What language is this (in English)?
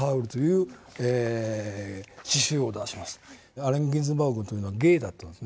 Japanese